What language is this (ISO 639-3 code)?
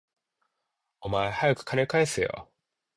jpn